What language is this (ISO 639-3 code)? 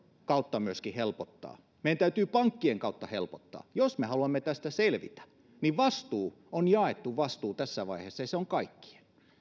fin